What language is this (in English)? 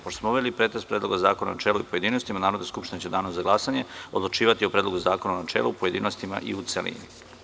Serbian